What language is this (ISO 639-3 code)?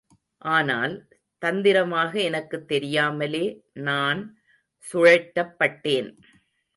tam